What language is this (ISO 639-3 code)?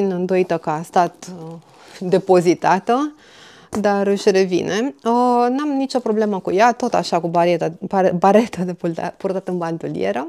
ron